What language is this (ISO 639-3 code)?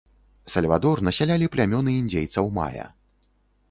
bel